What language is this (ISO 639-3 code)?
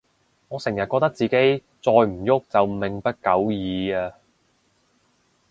yue